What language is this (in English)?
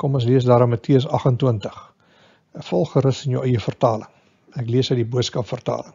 Dutch